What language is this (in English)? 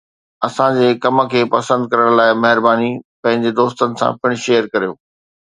Sindhi